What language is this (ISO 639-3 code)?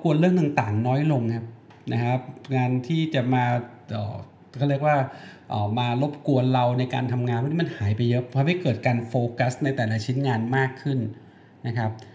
tha